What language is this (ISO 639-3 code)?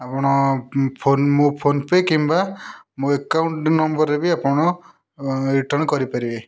ori